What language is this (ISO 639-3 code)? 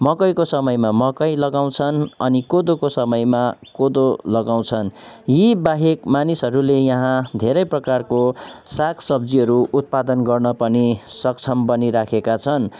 nep